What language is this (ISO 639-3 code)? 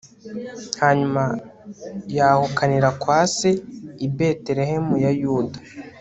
kin